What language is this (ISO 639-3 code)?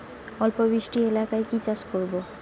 ben